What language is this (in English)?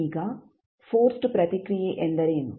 Kannada